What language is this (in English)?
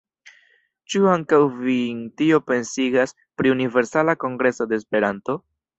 Esperanto